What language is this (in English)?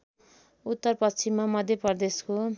Nepali